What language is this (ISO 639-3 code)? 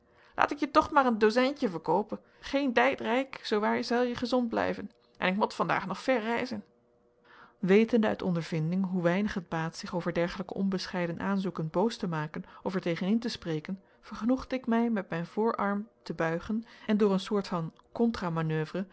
nld